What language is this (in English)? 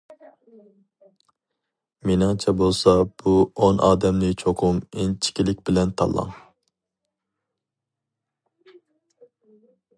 Uyghur